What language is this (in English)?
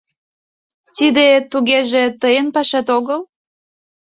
Mari